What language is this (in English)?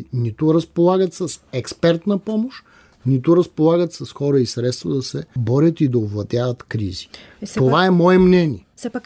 Bulgarian